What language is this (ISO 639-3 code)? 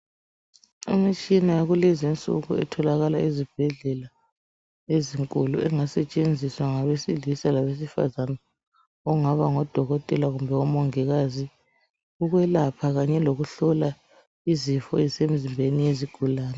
nde